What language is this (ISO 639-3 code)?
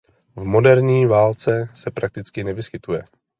ces